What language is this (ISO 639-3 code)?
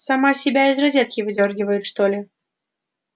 rus